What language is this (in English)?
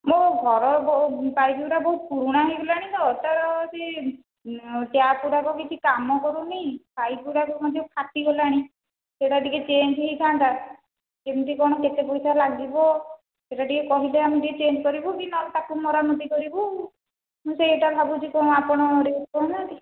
Odia